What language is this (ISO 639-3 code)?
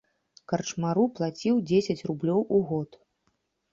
bel